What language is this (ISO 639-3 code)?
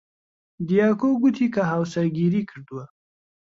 ckb